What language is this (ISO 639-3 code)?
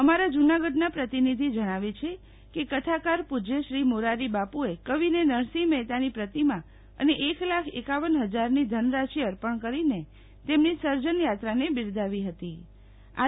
guj